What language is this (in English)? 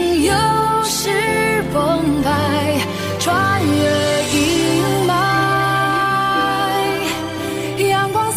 Chinese